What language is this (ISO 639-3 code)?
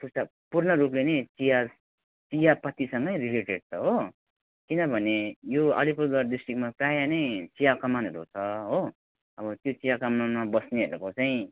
nep